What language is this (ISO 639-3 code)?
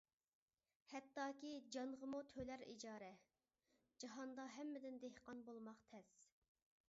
uig